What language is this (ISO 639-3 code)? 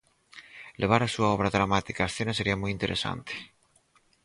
glg